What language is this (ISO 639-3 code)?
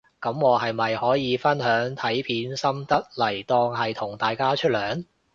yue